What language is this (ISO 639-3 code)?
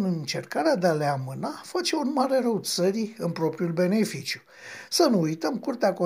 ron